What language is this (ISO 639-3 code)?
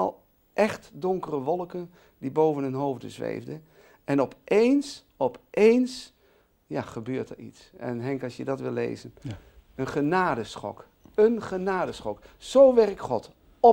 nld